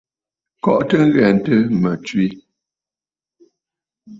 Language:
Bafut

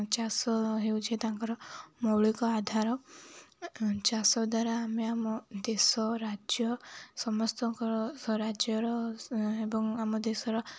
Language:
Odia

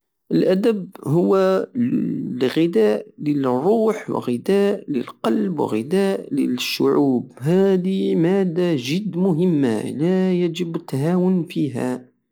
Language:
Algerian Saharan Arabic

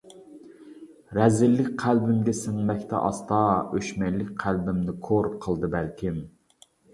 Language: Uyghur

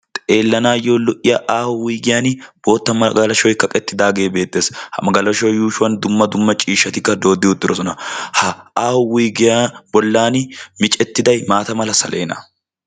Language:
Wolaytta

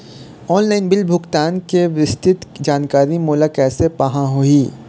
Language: Chhattisgarhi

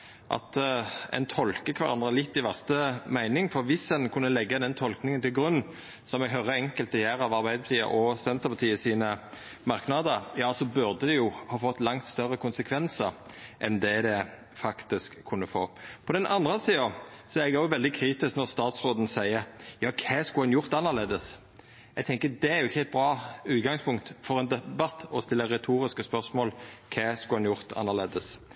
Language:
Norwegian Nynorsk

